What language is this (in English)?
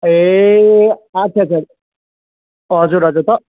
Nepali